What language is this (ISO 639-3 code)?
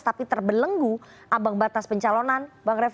ind